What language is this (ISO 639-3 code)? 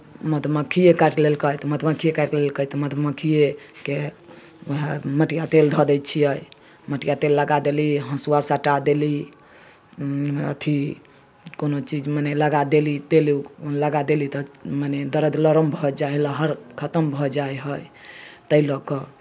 mai